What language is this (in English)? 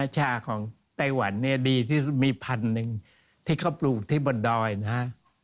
Thai